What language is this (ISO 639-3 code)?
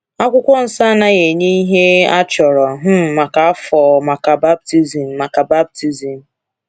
ibo